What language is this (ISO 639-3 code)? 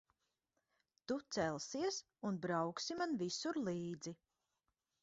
lav